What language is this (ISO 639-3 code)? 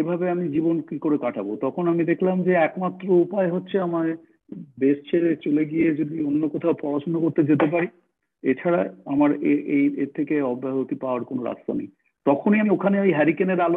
ben